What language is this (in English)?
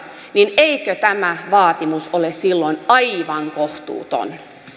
Finnish